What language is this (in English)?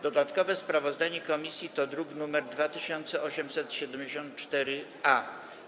Polish